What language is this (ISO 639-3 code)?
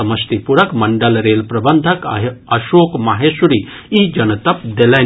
mai